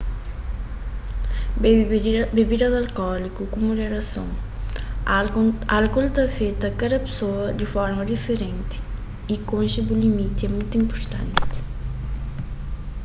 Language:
Kabuverdianu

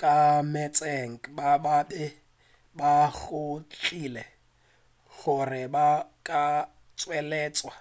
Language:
Northern Sotho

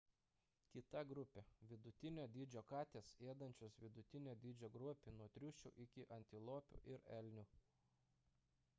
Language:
Lithuanian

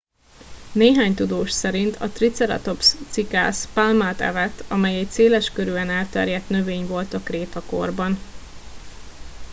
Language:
Hungarian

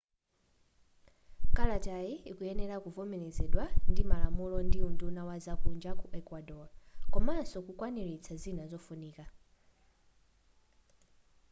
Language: Nyanja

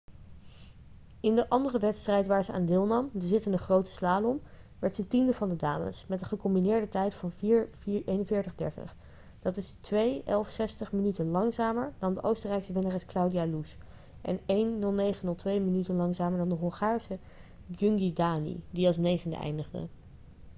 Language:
Dutch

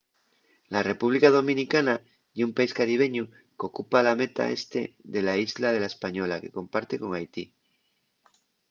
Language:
Asturian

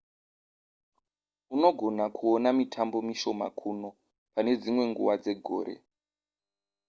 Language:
Shona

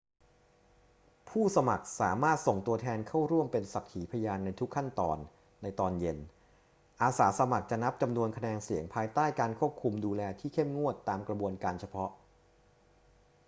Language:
Thai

